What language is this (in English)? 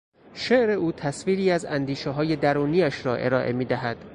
Persian